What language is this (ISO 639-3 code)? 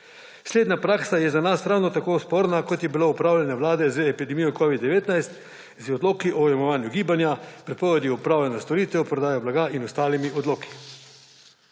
slv